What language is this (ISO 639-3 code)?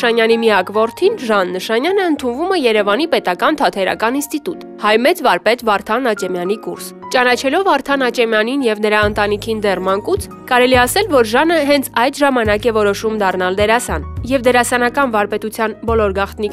tur